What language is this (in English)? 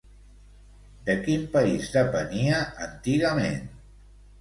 Catalan